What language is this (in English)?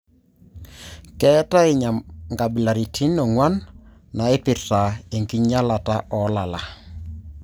Masai